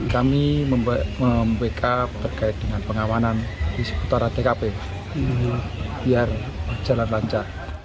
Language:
Indonesian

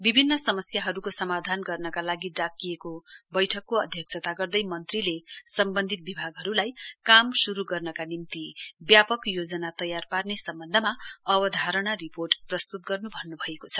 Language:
Nepali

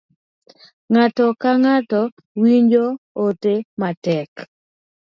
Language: Luo (Kenya and Tanzania)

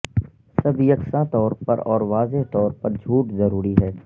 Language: Urdu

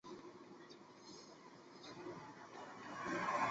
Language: Chinese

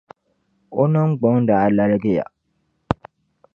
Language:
Dagbani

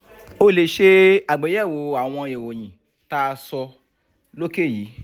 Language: Yoruba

